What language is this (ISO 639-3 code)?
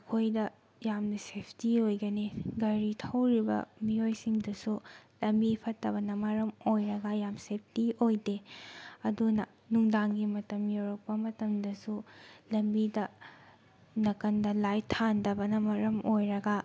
mni